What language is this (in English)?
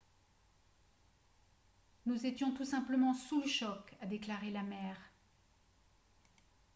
French